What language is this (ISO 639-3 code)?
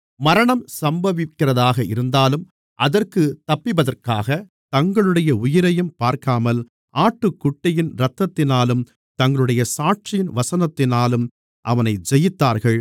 tam